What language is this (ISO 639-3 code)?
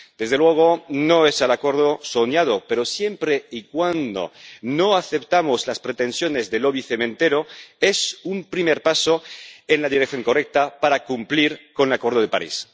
spa